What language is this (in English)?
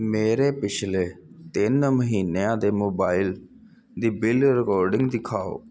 Punjabi